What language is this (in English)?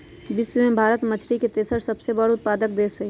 Magahi